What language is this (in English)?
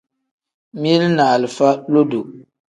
Tem